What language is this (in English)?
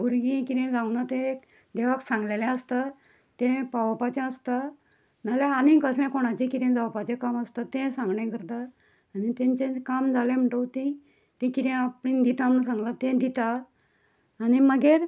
Konkani